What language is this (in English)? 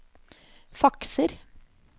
Norwegian